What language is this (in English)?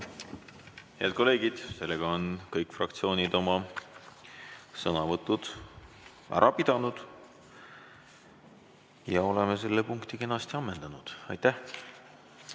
Estonian